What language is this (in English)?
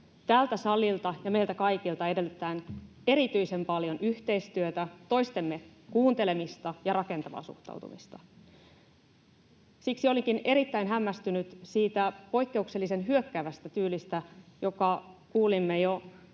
Finnish